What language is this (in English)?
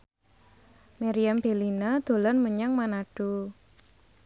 Javanese